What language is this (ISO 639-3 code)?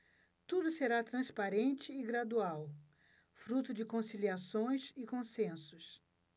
por